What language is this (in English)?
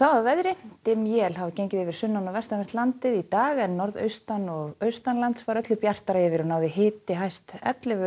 Icelandic